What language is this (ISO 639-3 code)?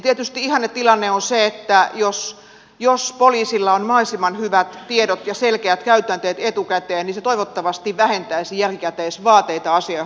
fin